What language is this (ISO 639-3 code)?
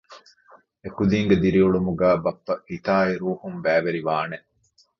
div